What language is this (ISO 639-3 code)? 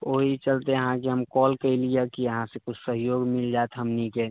mai